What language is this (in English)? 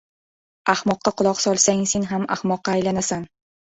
Uzbek